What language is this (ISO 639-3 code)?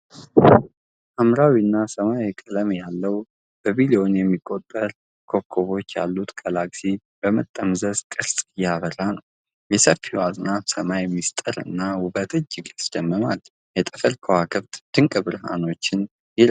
amh